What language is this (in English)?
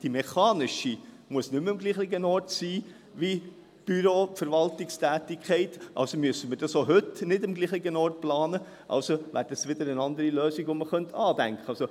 Swiss German